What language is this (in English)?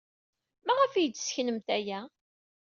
Kabyle